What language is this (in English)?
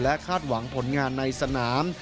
Thai